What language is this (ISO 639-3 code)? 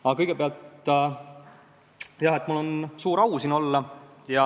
est